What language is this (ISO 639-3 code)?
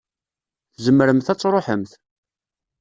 kab